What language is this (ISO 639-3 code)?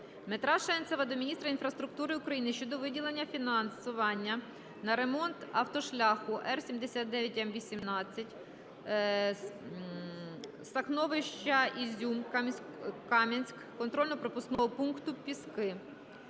ukr